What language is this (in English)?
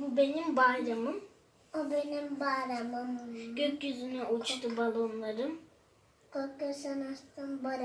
Turkish